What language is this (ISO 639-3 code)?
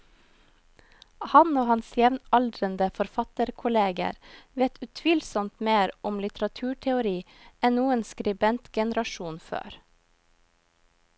nor